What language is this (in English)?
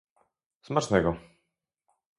Polish